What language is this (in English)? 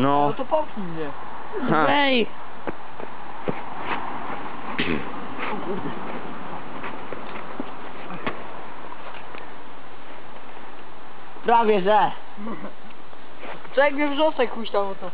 Polish